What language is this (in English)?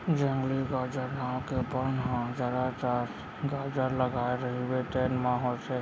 Chhattisgarhi